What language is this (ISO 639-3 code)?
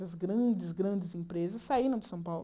por